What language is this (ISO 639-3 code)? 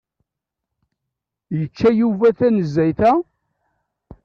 kab